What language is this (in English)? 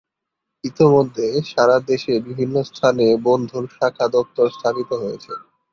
Bangla